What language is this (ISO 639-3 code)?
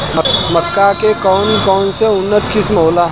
bho